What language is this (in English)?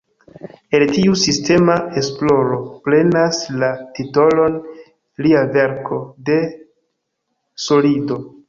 Esperanto